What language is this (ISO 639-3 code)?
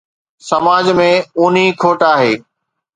snd